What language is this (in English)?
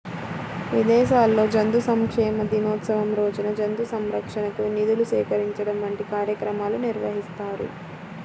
Telugu